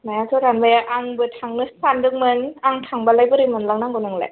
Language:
Bodo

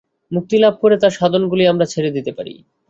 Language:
Bangla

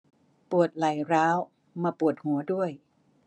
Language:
Thai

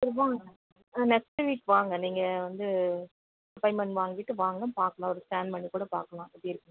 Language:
Tamil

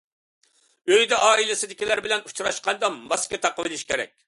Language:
Uyghur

